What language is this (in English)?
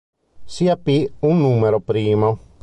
Italian